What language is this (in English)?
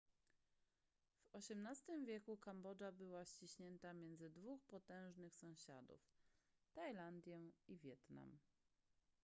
Polish